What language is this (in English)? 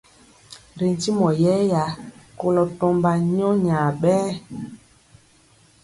Mpiemo